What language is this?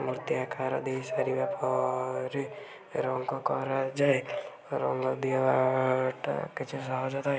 Odia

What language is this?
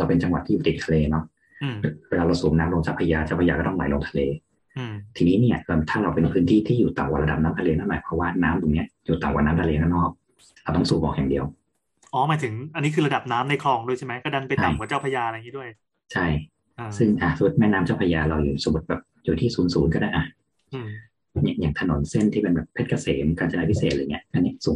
Thai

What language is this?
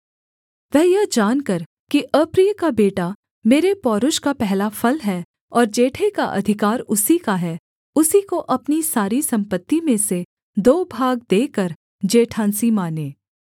Hindi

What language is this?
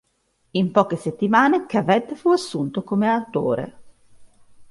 Italian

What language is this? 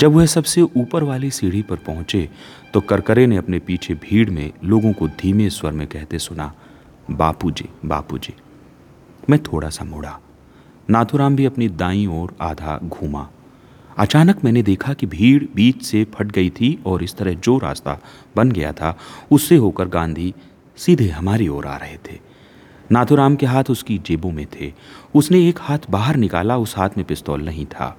Hindi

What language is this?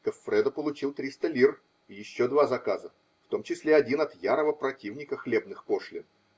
Russian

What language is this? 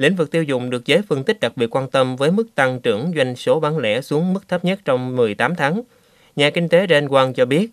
Vietnamese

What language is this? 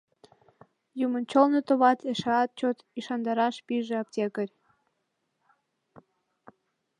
Mari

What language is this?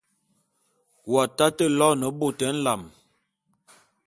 Bulu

